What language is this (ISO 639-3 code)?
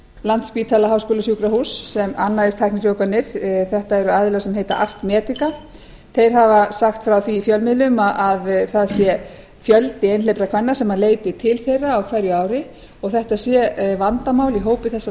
isl